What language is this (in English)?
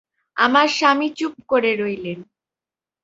Bangla